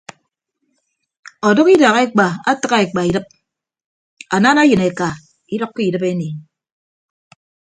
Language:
Ibibio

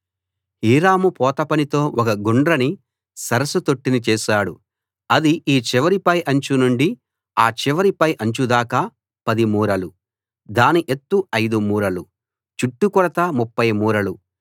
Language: Telugu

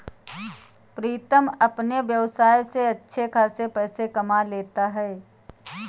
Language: Hindi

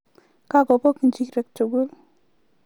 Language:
Kalenjin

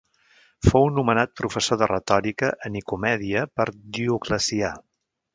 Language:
Catalan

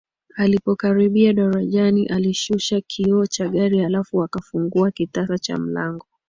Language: Swahili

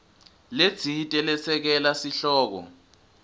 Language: Swati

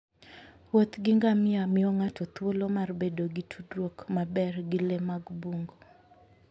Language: Luo (Kenya and Tanzania)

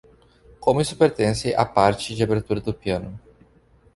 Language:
Portuguese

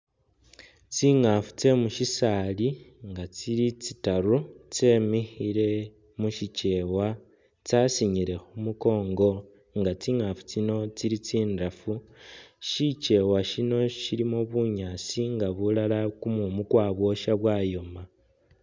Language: Masaaba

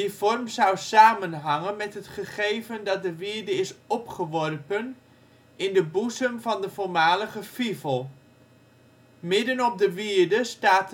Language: Dutch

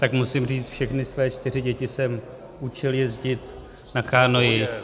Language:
Czech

